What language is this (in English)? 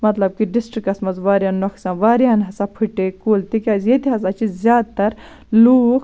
Kashmiri